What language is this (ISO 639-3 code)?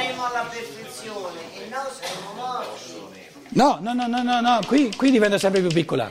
ita